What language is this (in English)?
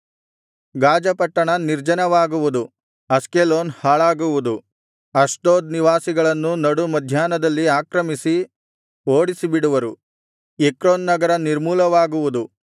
Kannada